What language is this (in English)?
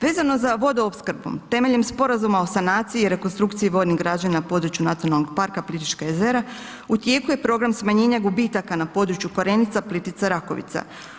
Croatian